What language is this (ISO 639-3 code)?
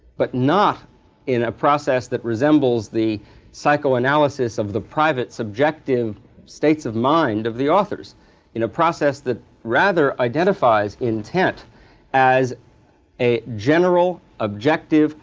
eng